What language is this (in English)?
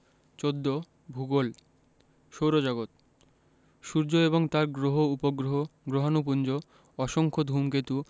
Bangla